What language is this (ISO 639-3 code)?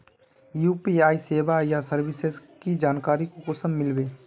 mag